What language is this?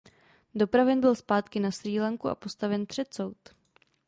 Czech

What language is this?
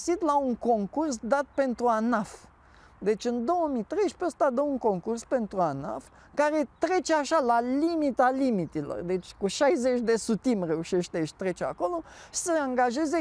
Romanian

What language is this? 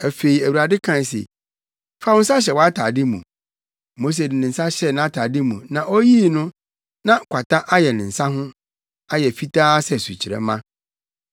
Akan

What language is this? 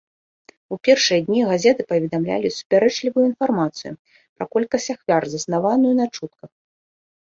Belarusian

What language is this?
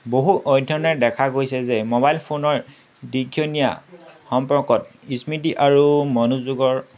Assamese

